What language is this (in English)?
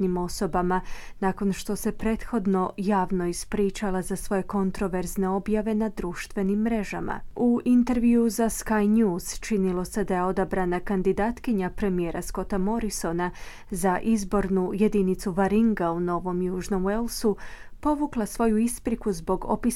Croatian